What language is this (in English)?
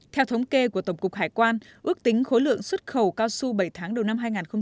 Vietnamese